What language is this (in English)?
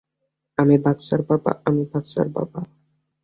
Bangla